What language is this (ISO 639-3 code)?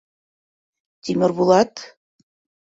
bak